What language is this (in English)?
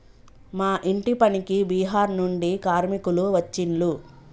Telugu